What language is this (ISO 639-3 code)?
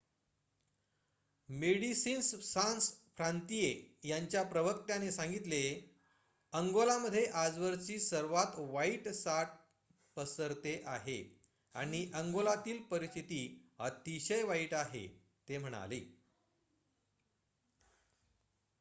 mar